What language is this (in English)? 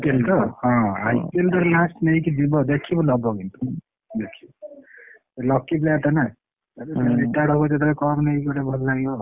Odia